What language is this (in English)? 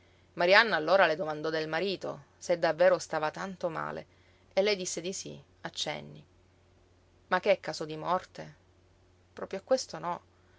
Italian